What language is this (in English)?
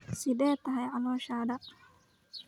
Somali